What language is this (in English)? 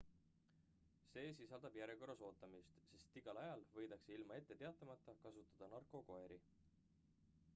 Estonian